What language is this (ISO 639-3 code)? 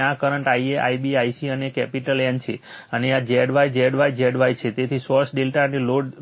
guj